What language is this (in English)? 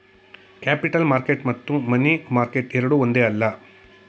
Kannada